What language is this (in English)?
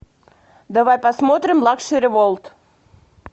Russian